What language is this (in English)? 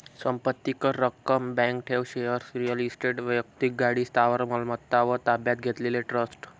Marathi